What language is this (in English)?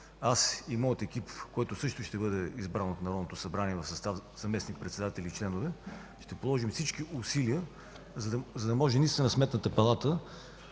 Bulgarian